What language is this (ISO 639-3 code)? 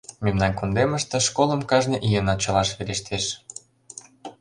chm